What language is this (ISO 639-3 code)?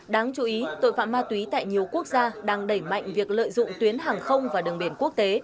vie